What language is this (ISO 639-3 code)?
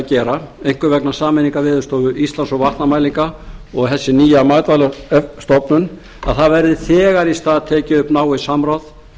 isl